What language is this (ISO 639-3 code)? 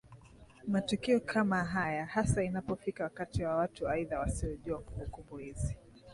swa